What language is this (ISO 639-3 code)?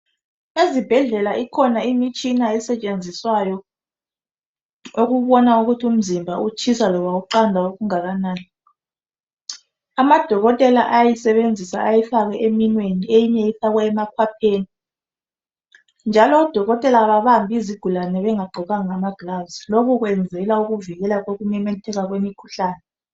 nde